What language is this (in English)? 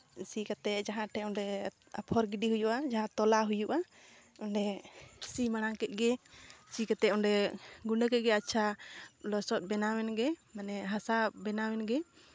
Santali